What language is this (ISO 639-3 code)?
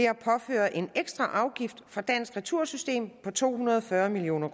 dan